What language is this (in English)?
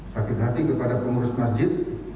Indonesian